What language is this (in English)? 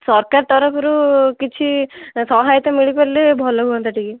Odia